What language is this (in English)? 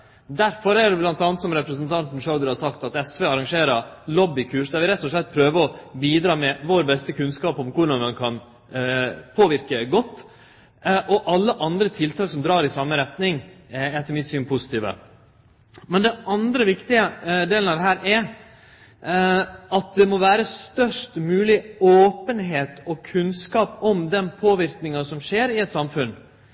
Norwegian Nynorsk